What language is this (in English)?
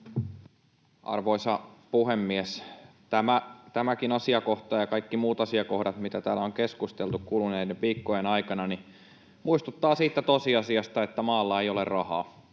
Finnish